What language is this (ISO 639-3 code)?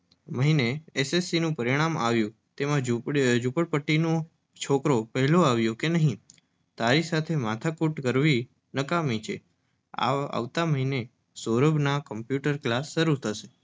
guj